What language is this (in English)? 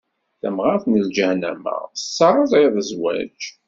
Kabyle